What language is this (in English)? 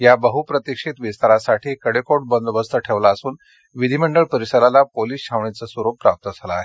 Marathi